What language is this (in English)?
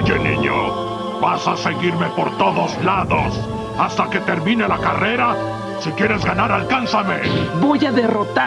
Spanish